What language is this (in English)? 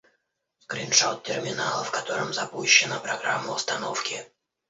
Russian